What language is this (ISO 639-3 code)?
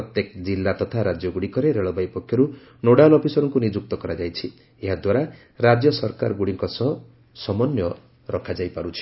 ori